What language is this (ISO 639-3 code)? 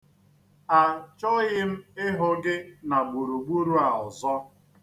ibo